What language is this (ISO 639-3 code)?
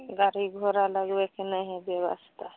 mai